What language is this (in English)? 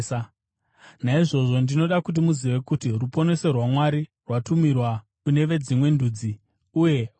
Shona